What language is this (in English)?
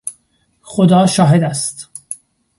Persian